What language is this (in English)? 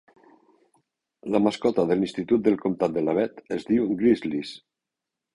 Catalan